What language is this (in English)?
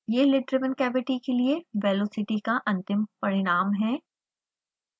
Hindi